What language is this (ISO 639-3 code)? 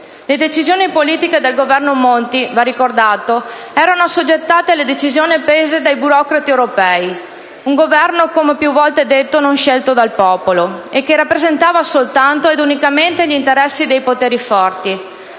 ita